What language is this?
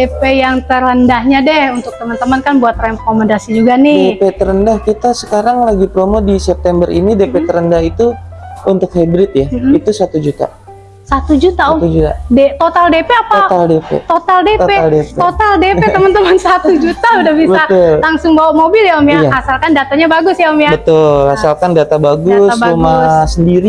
Indonesian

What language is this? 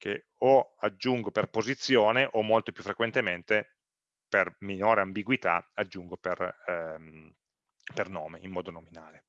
Italian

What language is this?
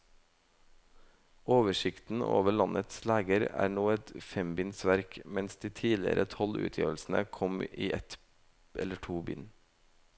Norwegian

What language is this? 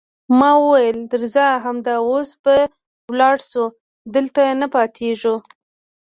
Pashto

